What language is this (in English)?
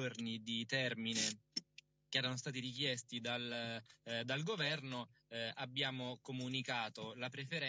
Italian